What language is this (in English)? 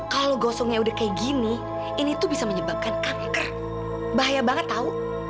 Indonesian